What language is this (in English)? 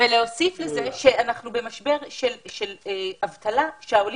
Hebrew